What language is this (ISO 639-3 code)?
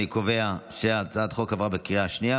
heb